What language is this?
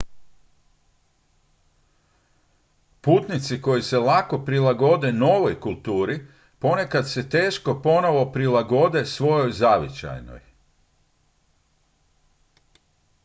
Croatian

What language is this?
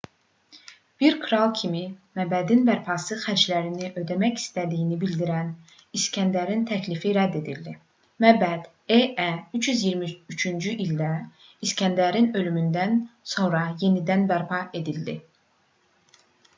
Azerbaijani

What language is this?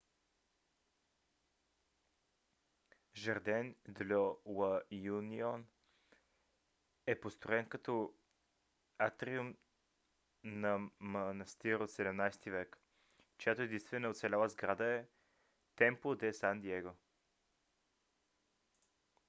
Bulgarian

